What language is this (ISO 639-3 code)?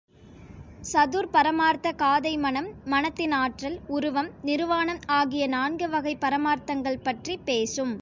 tam